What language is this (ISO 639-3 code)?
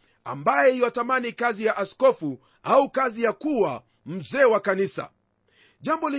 swa